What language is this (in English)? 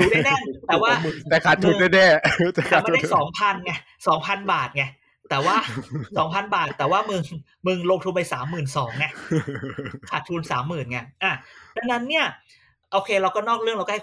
Thai